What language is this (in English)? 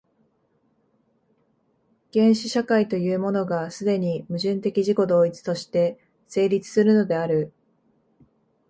Japanese